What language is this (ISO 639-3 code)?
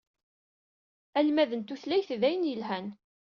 kab